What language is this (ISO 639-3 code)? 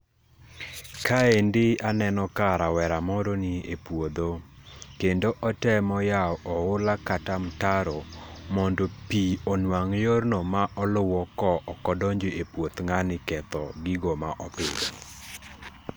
luo